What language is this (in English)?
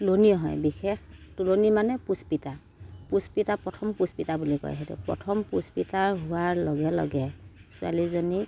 Assamese